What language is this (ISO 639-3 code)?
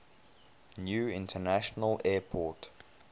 eng